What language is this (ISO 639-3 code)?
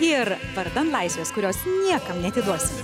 lit